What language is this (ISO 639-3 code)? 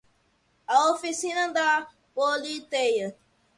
por